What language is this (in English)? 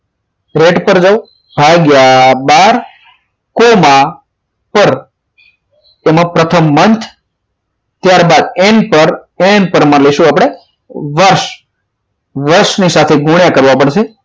Gujarati